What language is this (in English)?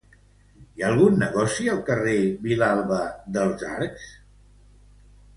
Catalan